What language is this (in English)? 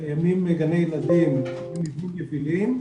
Hebrew